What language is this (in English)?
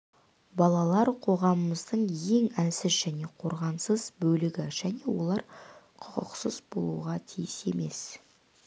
Kazakh